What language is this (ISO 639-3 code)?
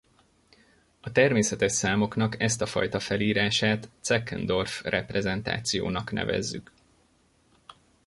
hun